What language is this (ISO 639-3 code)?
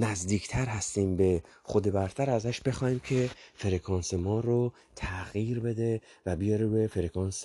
fas